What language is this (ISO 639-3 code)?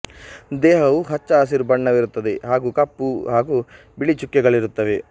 kan